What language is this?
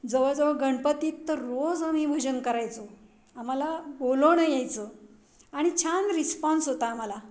Marathi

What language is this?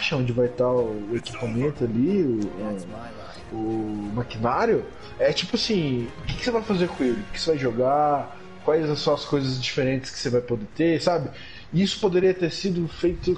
Portuguese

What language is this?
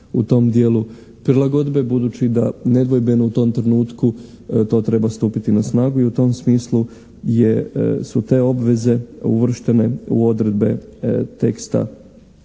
Croatian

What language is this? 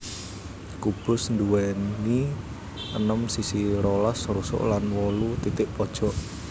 Javanese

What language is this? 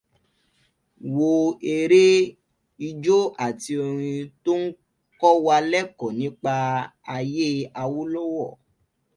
Yoruba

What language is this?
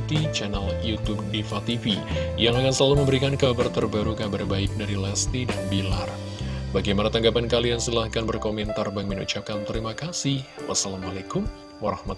Indonesian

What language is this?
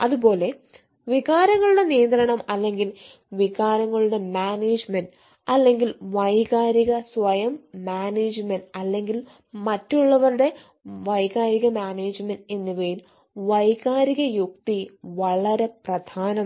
Malayalam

